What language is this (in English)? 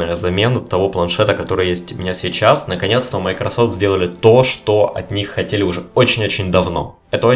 Russian